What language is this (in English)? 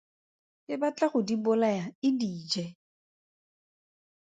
Tswana